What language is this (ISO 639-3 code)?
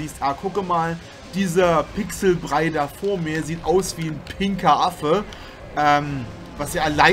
deu